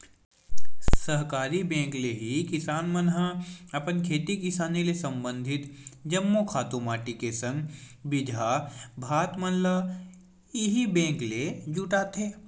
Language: Chhattisgarhi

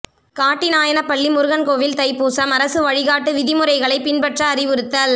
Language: Tamil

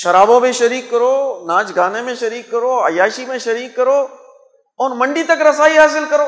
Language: Urdu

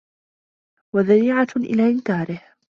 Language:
Arabic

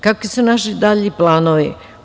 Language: Serbian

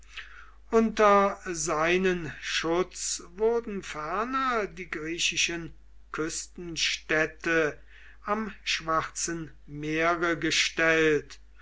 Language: German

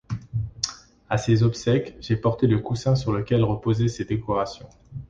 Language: French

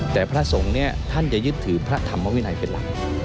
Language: Thai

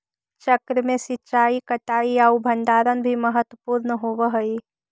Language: Magahi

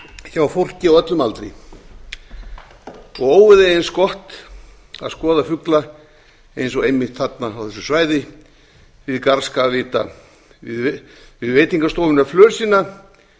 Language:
Icelandic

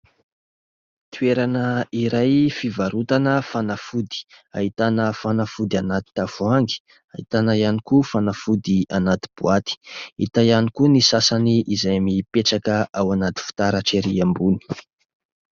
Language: Malagasy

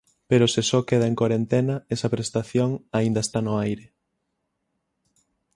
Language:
Galician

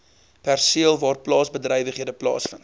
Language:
Afrikaans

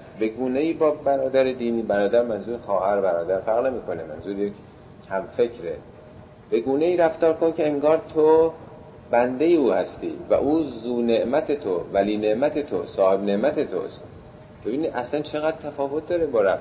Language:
Persian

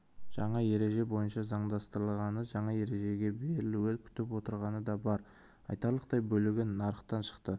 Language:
Kazakh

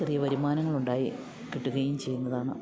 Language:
Malayalam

